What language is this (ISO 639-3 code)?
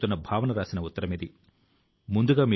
tel